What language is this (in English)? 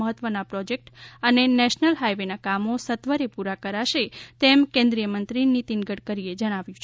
Gujarati